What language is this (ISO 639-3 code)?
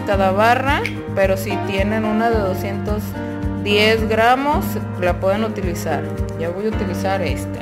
spa